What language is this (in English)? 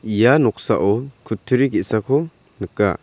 Garo